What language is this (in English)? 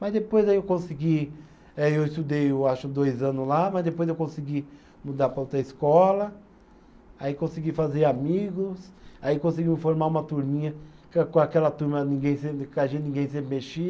Portuguese